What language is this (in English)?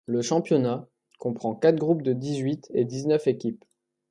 French